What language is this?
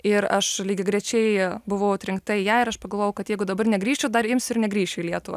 Lithuanian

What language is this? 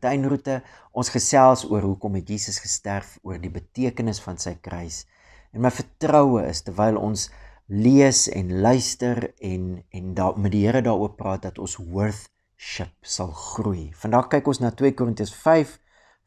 Dutch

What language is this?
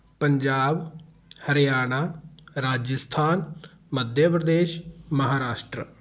Punjabi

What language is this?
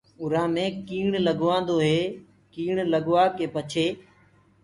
Gurgula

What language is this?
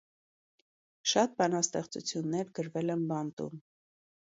Armenian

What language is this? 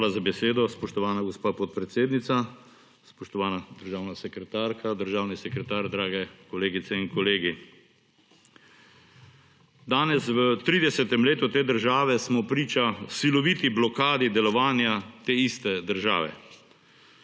Slovenian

